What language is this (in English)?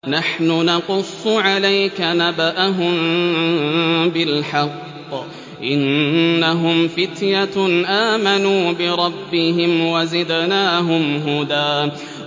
Arabic